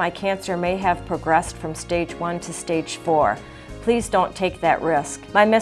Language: English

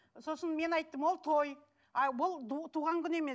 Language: Kazakh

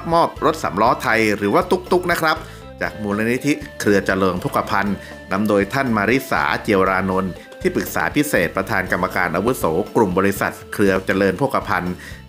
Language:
Thai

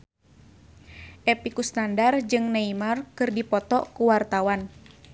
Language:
Sundanese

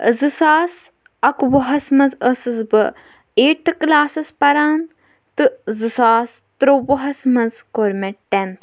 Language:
Kashmiri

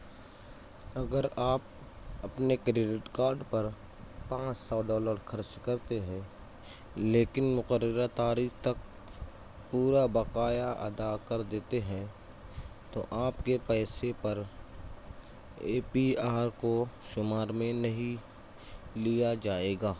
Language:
Urdu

